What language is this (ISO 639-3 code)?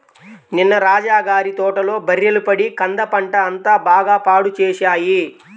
tel